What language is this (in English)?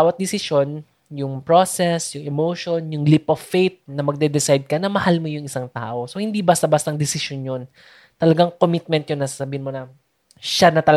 Filipino